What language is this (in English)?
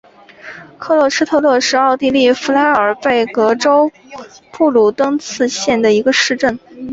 Chinese